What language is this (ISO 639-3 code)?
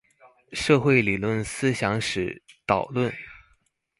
zho